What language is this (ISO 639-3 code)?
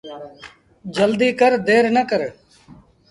sbn